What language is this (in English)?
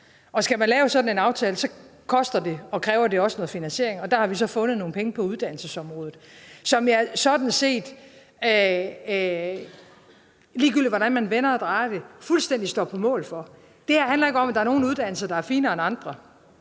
Danish